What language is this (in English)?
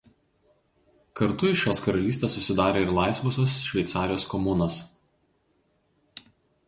Lithuanian